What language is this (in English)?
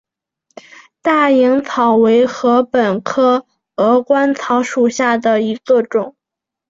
Chinese